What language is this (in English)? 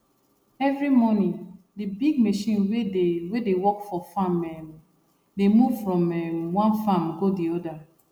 Nigerian Pidgin